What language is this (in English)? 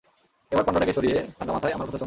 Bangla